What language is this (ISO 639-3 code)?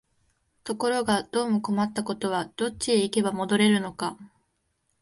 jpn